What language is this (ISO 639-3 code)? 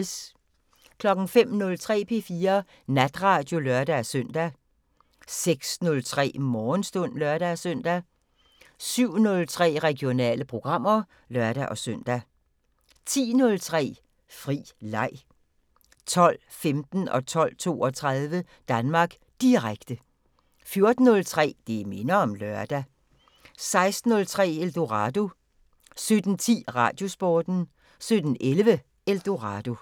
dan